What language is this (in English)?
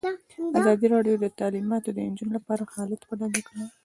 Pashto